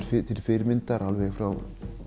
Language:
Icelandic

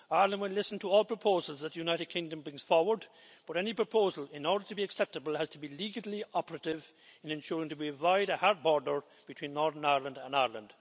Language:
English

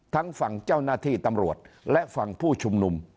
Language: Thai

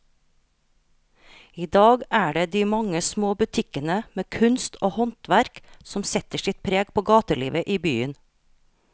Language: Norwegian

